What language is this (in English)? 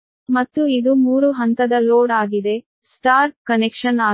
Kannada